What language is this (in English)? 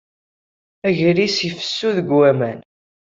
Kabyle